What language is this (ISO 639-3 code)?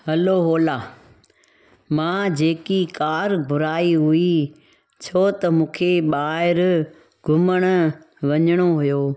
snd